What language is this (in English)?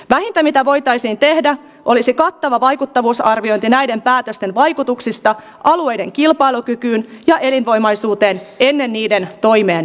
Finnish